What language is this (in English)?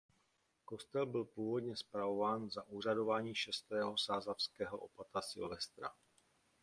Czech